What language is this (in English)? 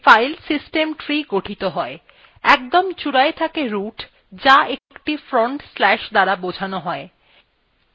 Bangla